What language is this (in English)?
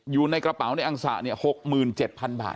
Thai